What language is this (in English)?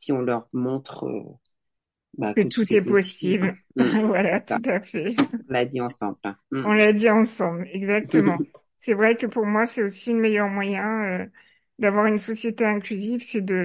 French